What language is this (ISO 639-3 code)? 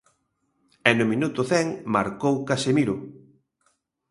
glg